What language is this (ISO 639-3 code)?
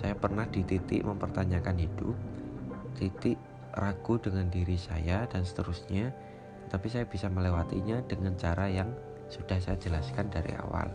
ind